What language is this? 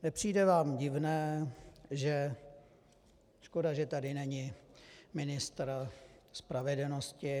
Czech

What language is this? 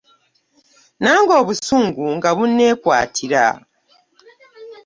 Ganda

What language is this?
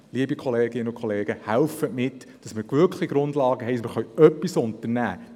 Swiss German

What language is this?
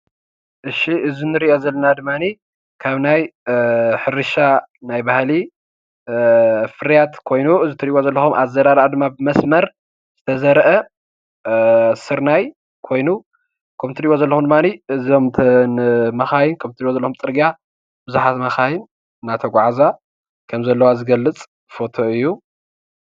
Tigrinya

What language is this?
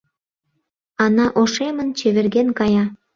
Mari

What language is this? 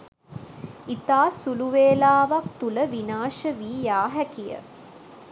Sinhala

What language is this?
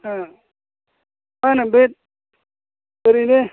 Bodo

